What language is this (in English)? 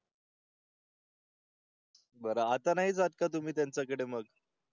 Marathi